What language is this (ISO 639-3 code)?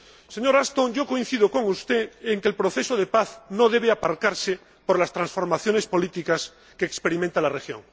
spa